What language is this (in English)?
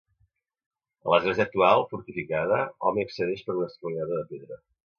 Catalan